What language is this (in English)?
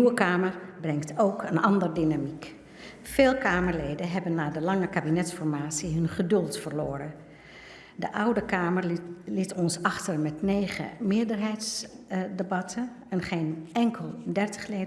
Dutch